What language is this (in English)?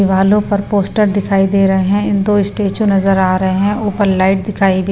Hindi